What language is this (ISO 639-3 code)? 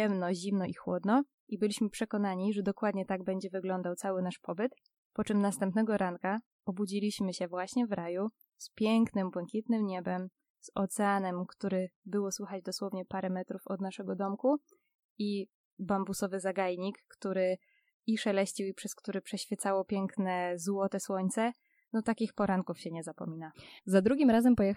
pol